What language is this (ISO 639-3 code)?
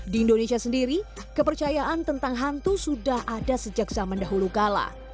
ind